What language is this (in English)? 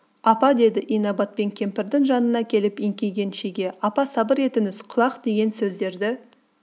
Kazakh